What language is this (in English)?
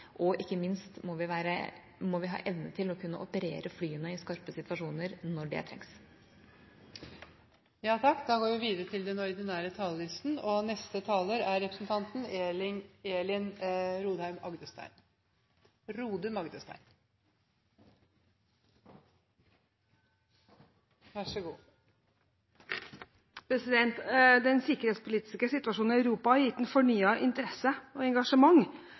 Norwegian